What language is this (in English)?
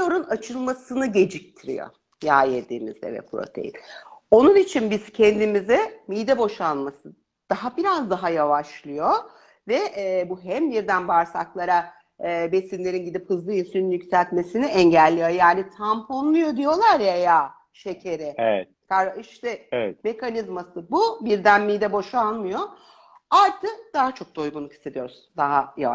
Turkish